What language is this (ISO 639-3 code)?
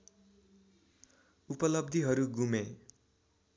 nep